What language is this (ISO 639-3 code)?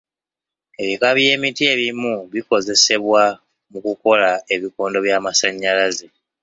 lug